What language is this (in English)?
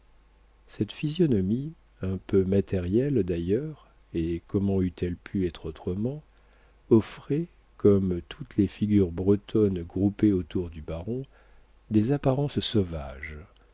French